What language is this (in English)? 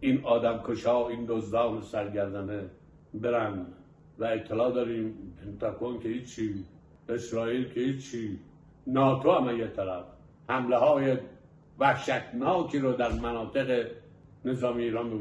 Persian